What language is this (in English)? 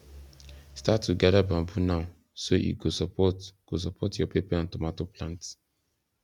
Nigerian Pidgin